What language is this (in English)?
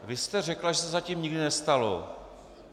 Czech